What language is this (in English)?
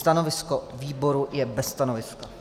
Czech